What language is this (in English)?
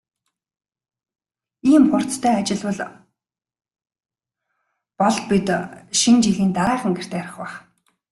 Mongolian